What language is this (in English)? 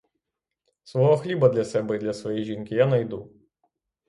Ukrainian